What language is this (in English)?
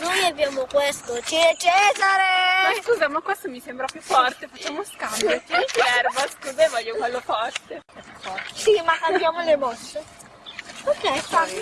Italian